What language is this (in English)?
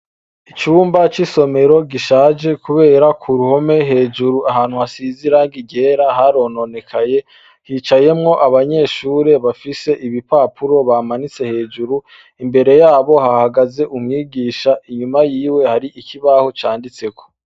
Rundi